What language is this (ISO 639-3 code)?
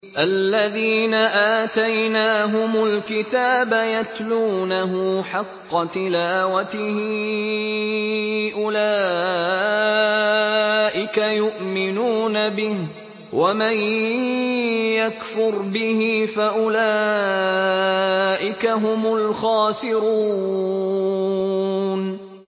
ara